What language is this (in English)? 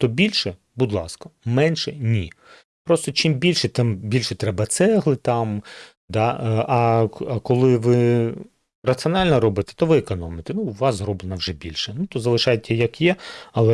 Ukrainian